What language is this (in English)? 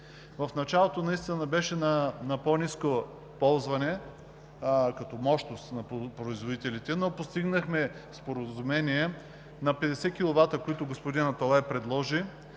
Bulgarian